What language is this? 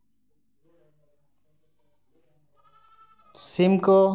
Santali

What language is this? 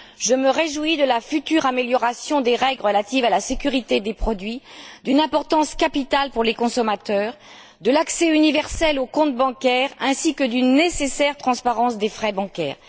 French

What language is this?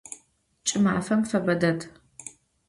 Adyghe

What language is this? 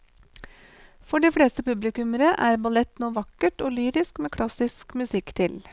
Norwegian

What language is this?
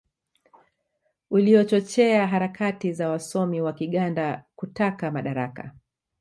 Swahili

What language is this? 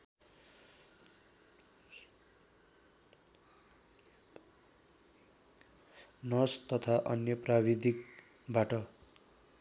Nepali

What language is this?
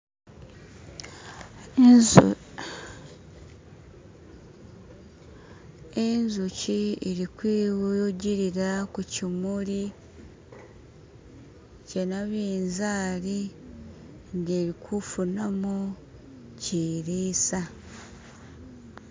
Masaaba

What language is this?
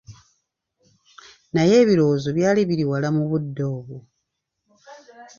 Ganda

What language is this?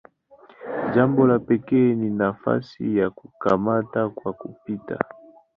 Swahili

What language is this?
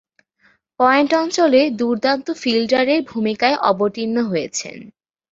Bangla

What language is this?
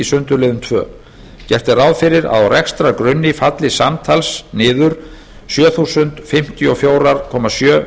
Icelandic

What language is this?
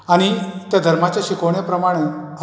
Konkani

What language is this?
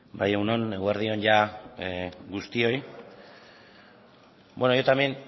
Basque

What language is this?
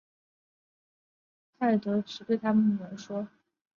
Chinese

